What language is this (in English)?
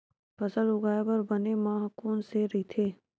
Chhattisgarhi